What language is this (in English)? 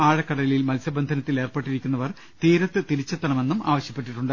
Malayalam